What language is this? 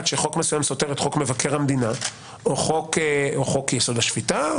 Hebrew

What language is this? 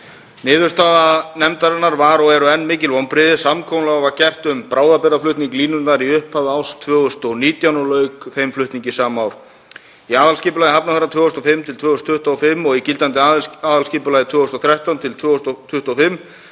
Icelandic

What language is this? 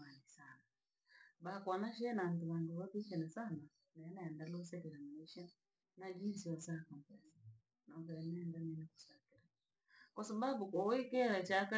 Langi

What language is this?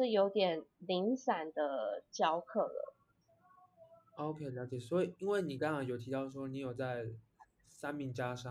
Chinese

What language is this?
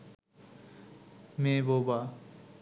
Bangla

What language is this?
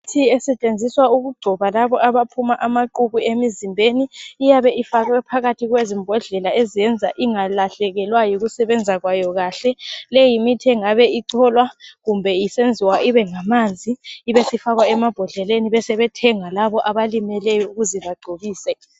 North Ndebele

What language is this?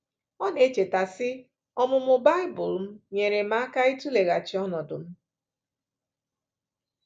Igbo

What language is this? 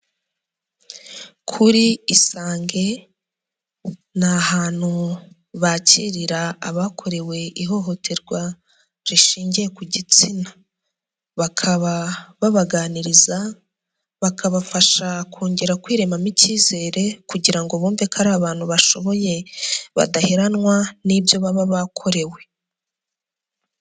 Kinyarwanda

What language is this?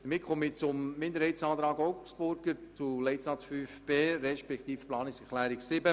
Swiss German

